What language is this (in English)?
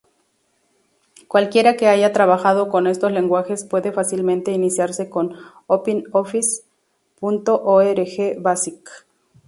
Spanish